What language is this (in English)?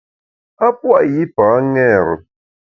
Bamun